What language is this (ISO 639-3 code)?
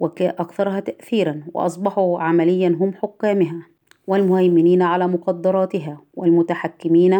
ara